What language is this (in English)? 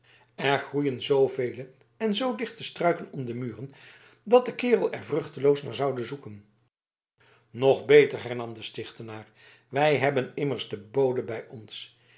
Dutch